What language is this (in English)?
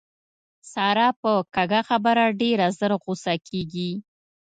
Pashto